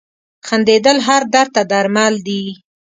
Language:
Pashto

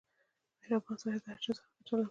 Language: Pashto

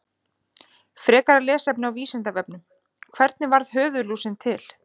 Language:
Icelandic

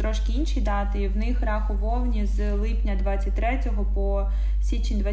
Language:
Ukrainian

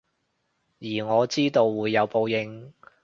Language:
Cantonese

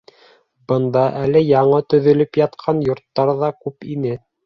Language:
Bashkir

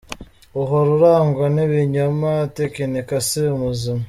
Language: Kinyarwanda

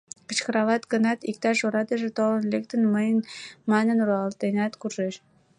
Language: Mari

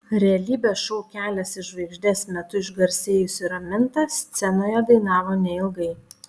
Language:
Lithuanian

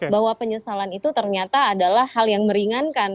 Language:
Indonesian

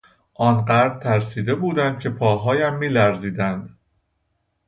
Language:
Persian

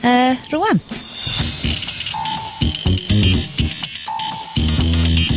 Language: Welsh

